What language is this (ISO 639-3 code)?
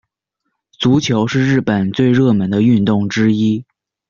zho